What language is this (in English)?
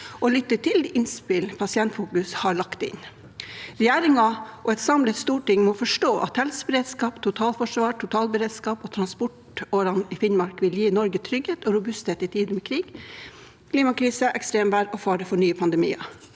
Norwegian